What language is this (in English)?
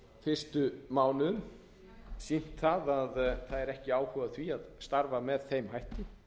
Icelandic